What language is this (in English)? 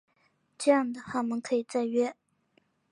Chinese